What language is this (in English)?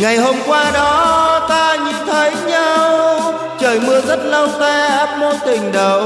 Vietnamese